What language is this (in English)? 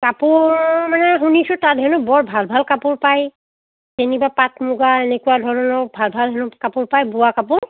Assamese